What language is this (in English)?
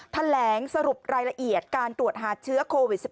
Thai